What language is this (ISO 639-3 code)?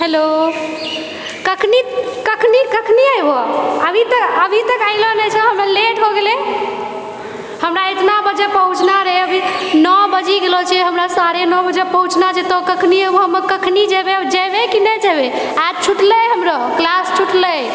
mai